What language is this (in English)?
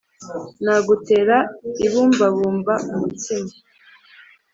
Kinyarwanda